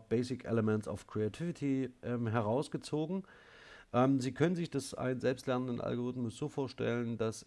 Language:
German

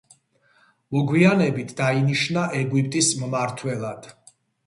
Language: Georgian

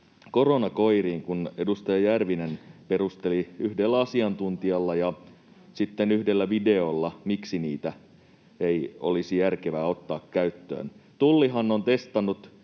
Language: Finnish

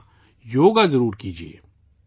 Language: Urdu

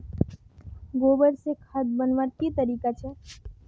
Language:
Magahi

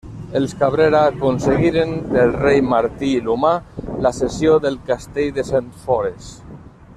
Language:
Catalan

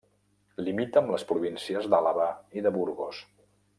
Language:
Catalan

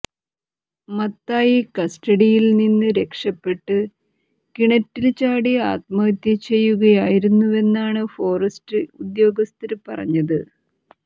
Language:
Malayalam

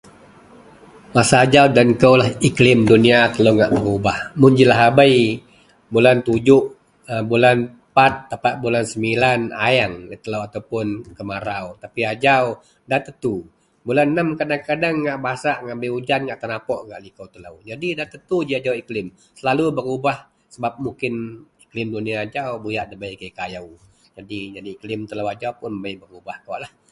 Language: Central Melanau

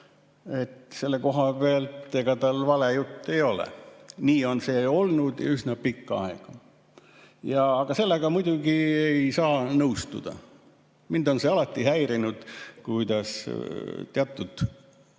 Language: Estonian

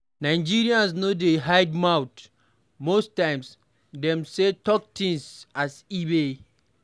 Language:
Nigerian Pidgin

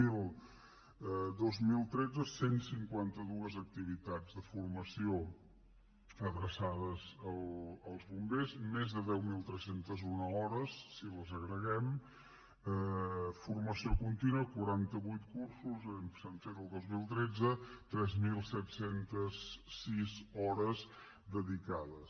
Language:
Catalan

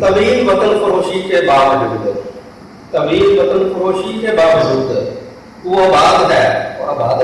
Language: Urdu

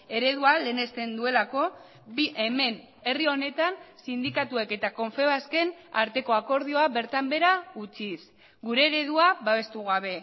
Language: Basque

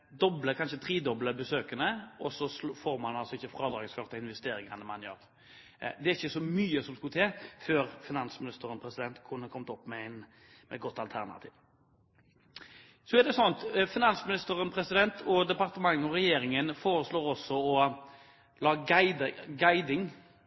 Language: Norwegian Bokmål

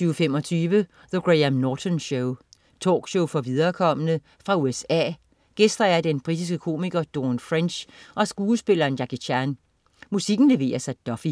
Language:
Danish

